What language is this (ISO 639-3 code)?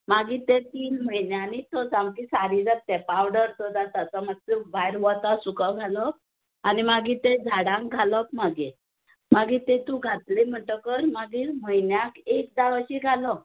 kok